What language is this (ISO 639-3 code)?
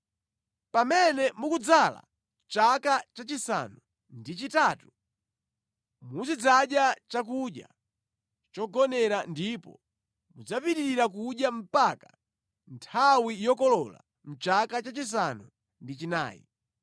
nya